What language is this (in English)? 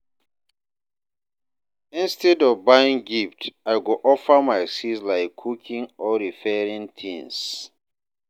Nigerian Pidgin